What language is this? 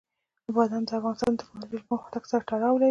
Pashto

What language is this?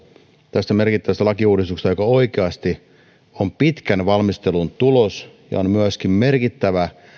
Finnish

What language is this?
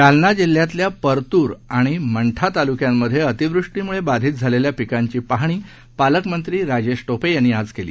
Marathi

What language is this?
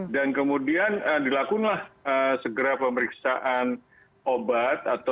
Indonesian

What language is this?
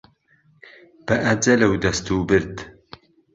Central Kurdish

